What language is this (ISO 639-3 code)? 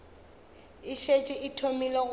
nso